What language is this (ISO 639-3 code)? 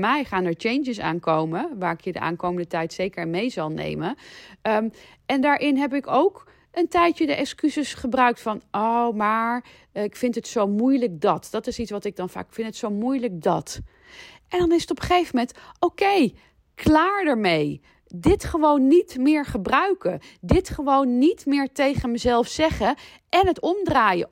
nld